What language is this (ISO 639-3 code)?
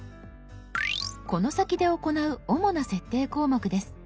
jpn